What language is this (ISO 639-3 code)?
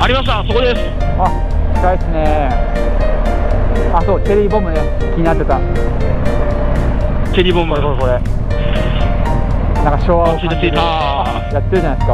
jpn